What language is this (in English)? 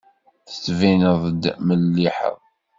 Kabyle